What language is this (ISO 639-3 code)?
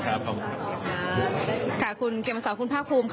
tha